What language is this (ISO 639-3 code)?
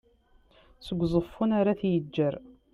kab